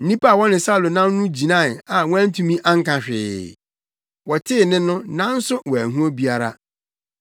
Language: Akan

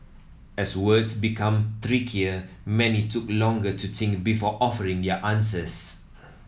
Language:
English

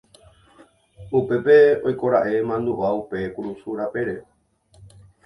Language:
Guarani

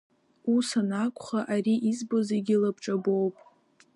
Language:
Abkhazian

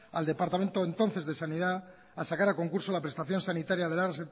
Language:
Spanish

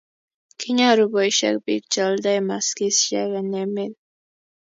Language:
Kalenjin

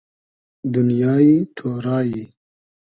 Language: Hazaragi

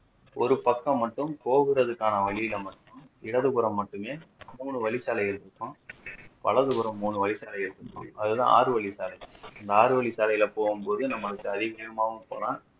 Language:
Tamil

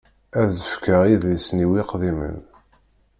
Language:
Kabyle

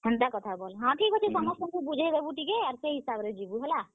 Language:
Odia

